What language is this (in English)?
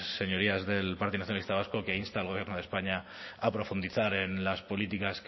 Spanish